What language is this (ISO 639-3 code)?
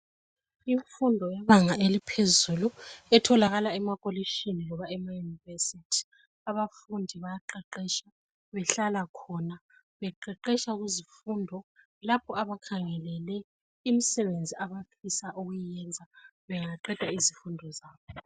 nde